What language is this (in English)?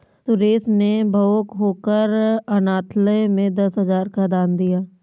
Hindi